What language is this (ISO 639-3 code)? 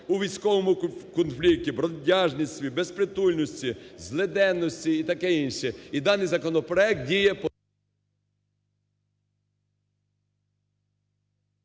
ukr